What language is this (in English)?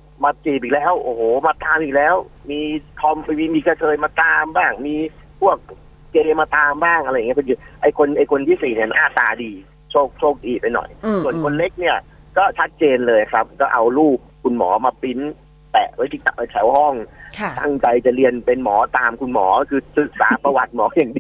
Thai